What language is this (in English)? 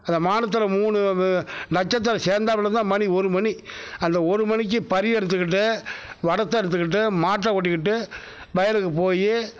Tamil